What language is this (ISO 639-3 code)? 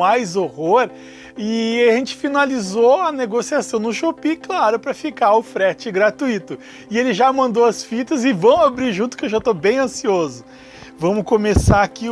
por